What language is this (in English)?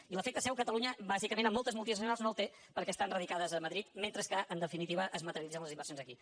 Catalan